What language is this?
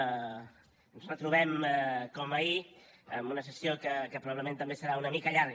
Catalan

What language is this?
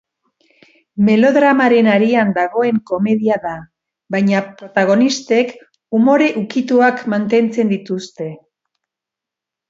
Basque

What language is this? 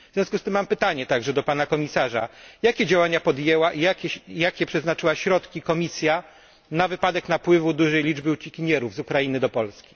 Polish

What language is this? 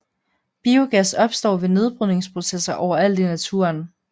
Danish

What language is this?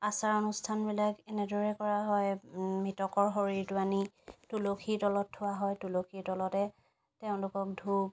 Assamese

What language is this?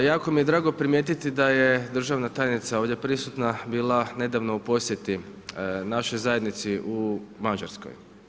Croatian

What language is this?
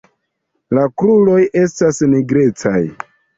Esperanto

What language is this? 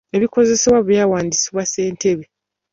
Ganda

